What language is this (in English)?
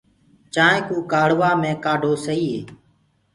Gurgula